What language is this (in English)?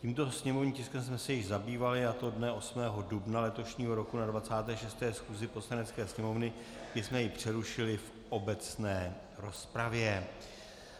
Czech